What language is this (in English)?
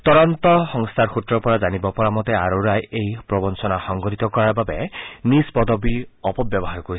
Assamese